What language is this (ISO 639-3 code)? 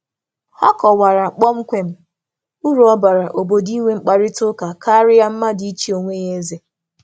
ibo